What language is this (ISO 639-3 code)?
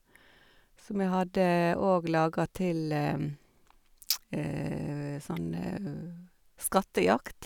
nor